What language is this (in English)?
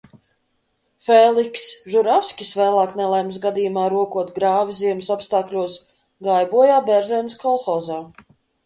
Latvian